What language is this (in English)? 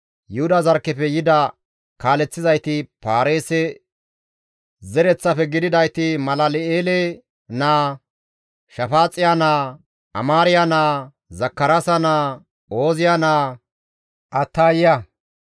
Gamo